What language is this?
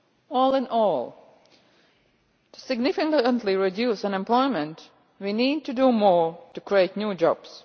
English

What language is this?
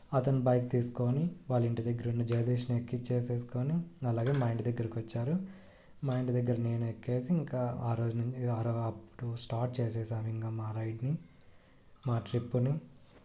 Telugu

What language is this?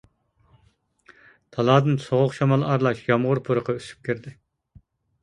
Uyghur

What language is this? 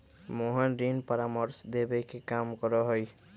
Magahi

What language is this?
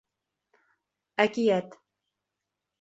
Bashkir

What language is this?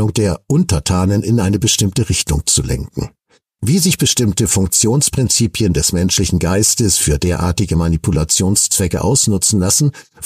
German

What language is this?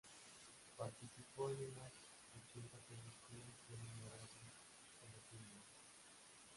Spanish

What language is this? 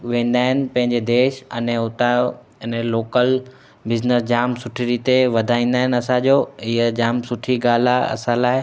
Sindhi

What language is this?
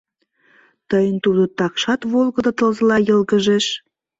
Mari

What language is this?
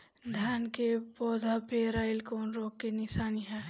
Bhojpuri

